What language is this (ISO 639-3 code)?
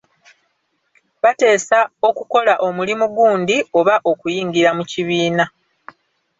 lug